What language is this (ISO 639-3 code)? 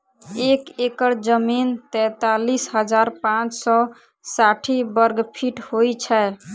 mai